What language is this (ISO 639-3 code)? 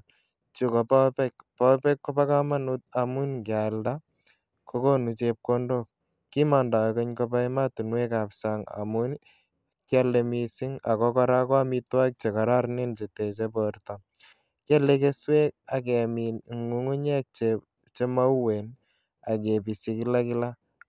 kln